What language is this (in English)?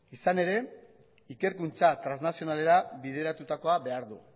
Basque